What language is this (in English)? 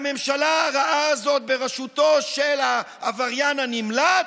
Hebrew